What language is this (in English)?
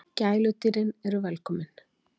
Icelandic